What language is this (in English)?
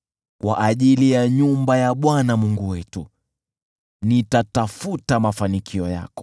Swahili